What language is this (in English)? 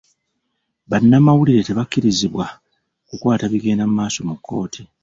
Ganda